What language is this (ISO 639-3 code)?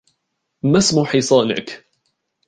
ara